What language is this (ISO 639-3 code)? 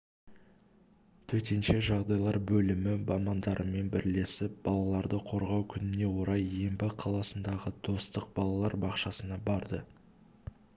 kaz